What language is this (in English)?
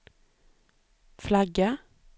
Swedish